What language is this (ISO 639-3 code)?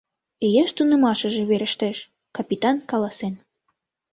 chm